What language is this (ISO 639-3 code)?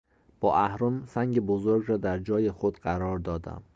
fas